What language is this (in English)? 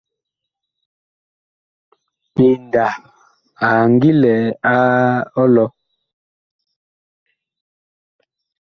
Bakoko